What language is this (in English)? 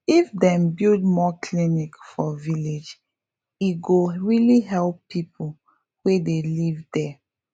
Nigerian Pidgin